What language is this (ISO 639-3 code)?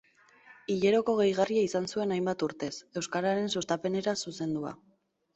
eus